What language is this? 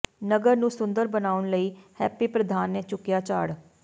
Punjabi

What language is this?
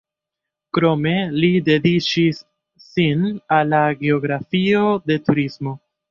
Esperanto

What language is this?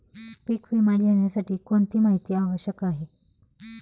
Marathi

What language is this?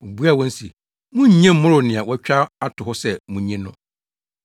Akan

